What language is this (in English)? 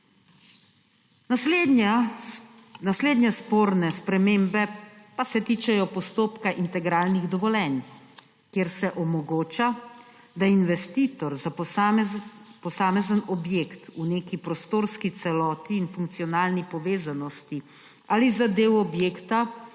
Slovenian